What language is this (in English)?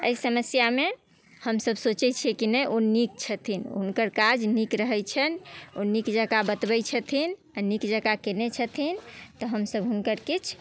Maithili